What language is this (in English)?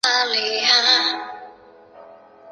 Chinese